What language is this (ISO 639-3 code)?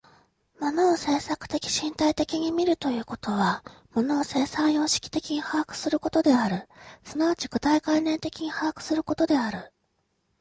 jpn